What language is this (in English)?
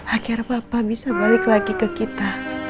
Indonesian